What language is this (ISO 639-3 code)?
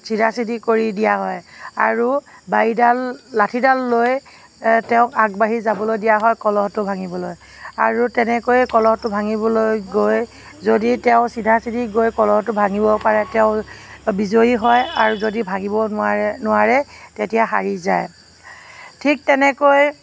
asm